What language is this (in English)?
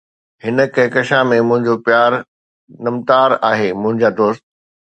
Sindhi